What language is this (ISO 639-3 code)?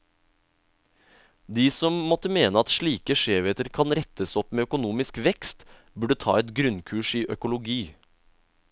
nor